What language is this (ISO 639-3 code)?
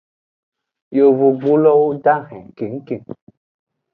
ajg